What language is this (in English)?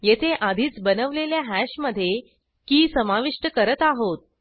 Marathi